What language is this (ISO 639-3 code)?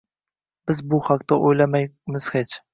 uzb